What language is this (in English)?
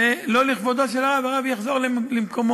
Hebrew